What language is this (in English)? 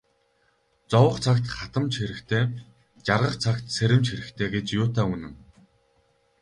Mongolian